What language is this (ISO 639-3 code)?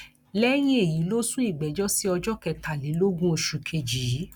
yor